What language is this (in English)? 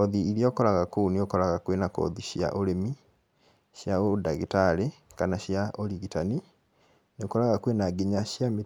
Kikuyu